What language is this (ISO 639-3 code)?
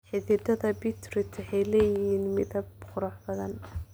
som